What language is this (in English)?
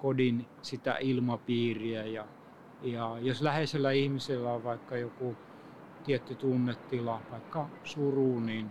Finnish